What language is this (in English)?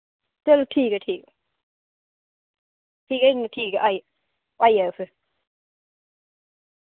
Dogri